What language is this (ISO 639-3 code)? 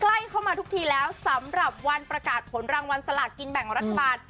tha